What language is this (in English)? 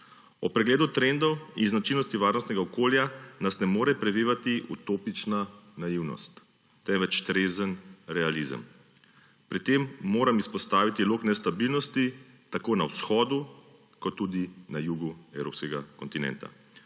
Slovenian